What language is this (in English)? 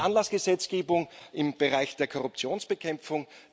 German